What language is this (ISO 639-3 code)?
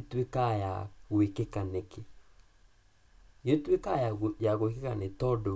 kik